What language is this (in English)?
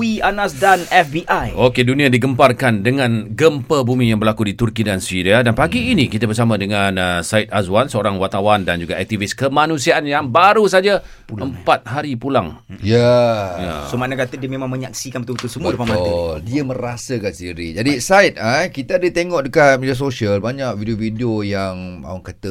Malay